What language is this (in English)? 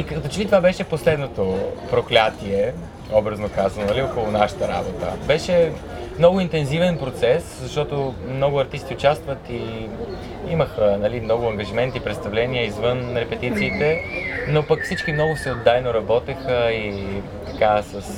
Bulgarian